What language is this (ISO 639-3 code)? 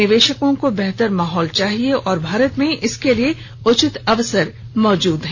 hin